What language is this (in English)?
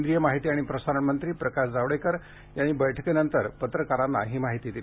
Marathi